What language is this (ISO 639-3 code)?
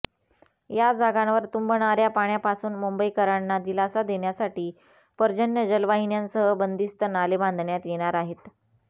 mar